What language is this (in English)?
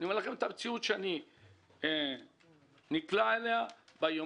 Hebrew